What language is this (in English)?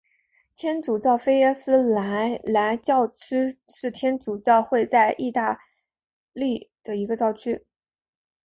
Chinese